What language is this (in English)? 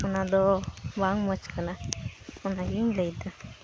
Santali